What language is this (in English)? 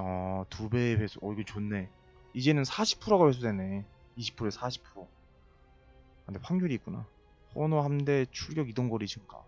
Korean